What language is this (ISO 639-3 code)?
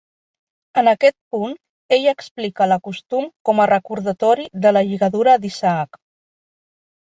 cat